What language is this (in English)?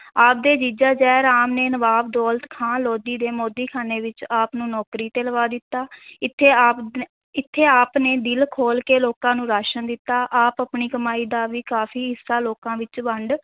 Punjabi